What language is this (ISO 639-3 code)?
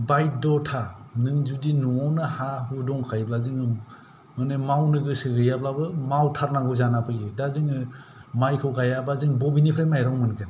brx